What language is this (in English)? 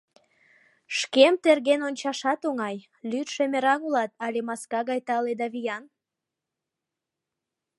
Mari